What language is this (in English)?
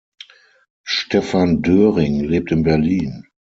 German